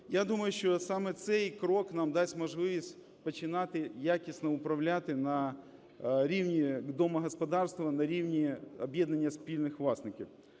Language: Ukrainian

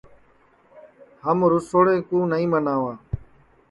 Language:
Sansi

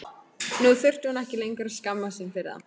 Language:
Icelandic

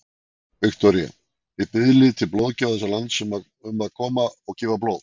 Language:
Icelandic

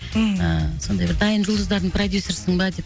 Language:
Kazakh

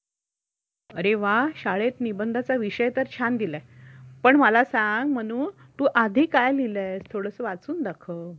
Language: Marathi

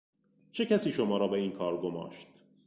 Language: Persian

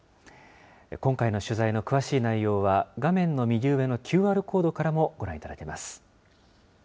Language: Japanese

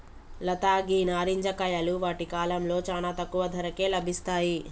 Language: Telugu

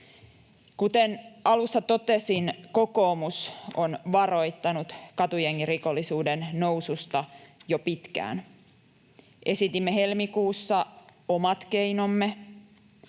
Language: Finnish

